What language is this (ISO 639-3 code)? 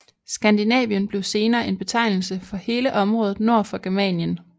dan